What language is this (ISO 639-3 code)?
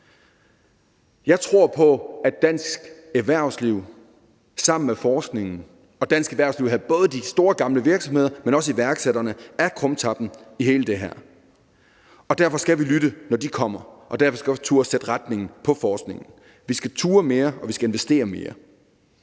dan